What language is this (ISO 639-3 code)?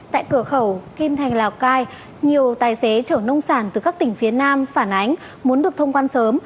vie